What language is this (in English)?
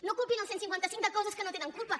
Catalan